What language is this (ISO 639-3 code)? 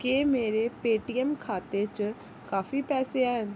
doi